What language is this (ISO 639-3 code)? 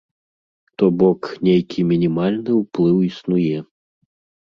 bel